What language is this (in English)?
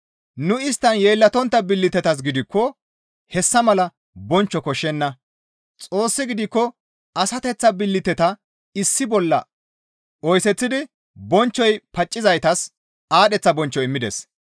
Gamo